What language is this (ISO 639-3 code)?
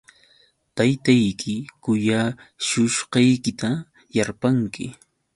qux